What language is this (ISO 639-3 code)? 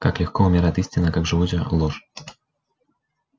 rus